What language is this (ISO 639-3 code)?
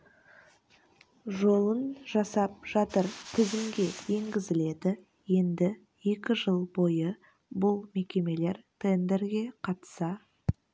kaz